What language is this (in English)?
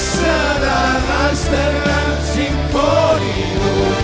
Indonesian